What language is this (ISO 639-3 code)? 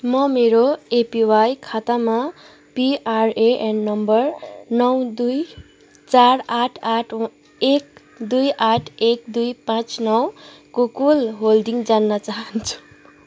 nep